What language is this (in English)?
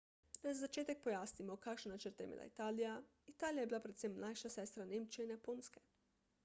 Slovenian